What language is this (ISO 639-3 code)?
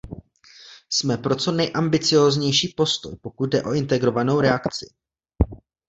ces